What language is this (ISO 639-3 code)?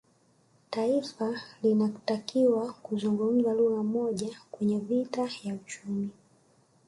swa